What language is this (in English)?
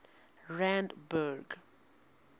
English